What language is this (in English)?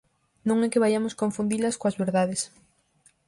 Galician